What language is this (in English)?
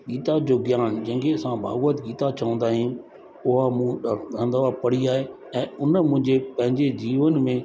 Sindhi